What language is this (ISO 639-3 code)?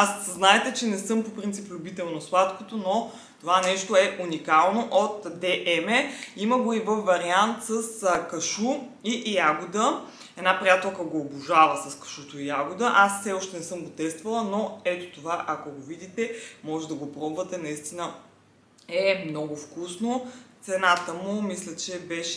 bul